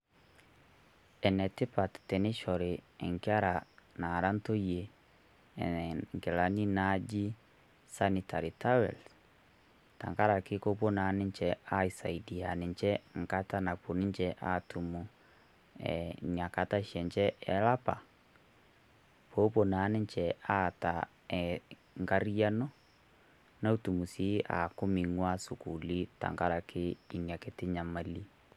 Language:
Masai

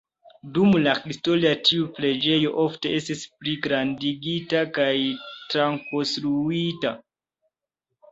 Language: Esperanto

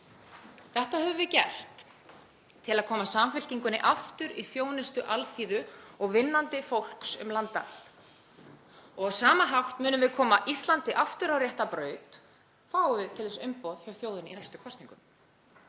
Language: Icelandic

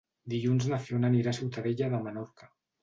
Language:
Catalan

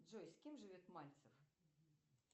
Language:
Russian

